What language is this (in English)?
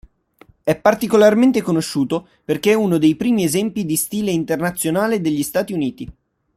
Italian